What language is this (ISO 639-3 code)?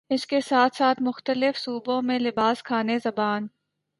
urd